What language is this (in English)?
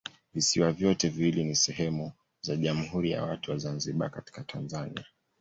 Swahili